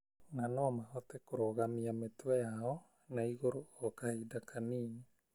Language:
Kikuyu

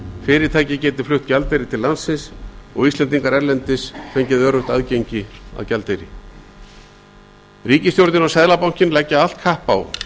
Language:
Icelandic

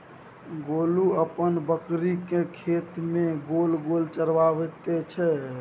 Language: Maithili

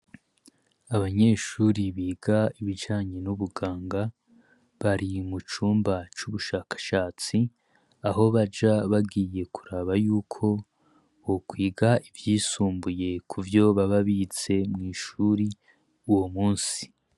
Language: Rundi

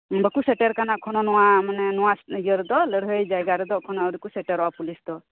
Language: Santali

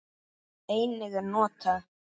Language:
Icelandic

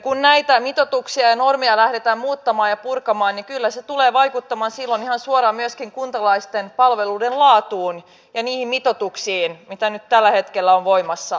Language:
Finnish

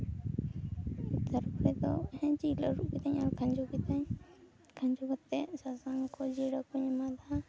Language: Santali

